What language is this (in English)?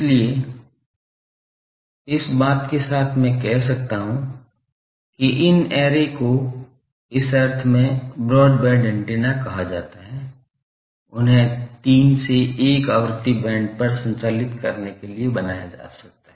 Hindi